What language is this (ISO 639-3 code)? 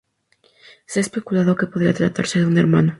spa